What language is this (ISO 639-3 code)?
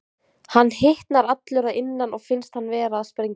isl